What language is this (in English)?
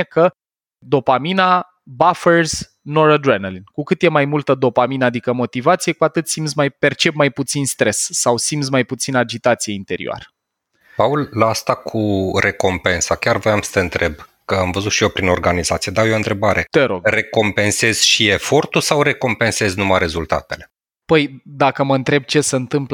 Romanian